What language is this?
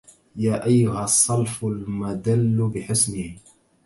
Arabic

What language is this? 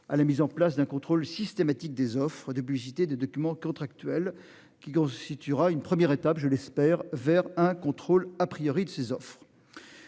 French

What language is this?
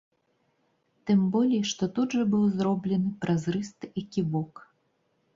Belarusian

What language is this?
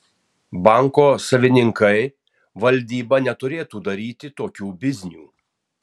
Lithuanian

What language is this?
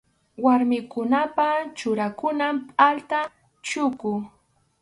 Arequipa-La Unión Quechua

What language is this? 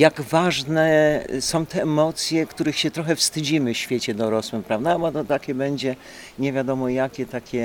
Polish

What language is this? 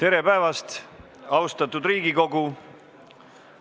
Estonian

